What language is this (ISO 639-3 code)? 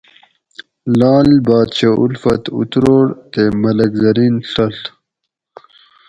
gwc